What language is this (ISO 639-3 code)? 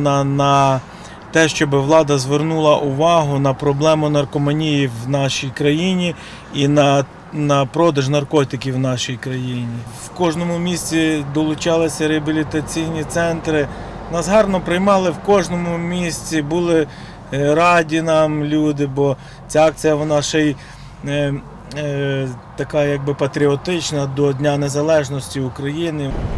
ukr